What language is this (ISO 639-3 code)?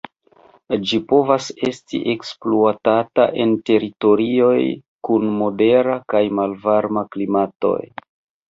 epo